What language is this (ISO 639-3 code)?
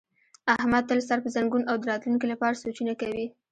pus